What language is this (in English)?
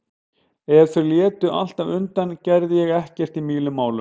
Icelandic